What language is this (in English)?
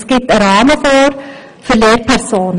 Swiss German